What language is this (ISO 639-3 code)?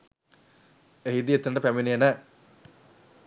sin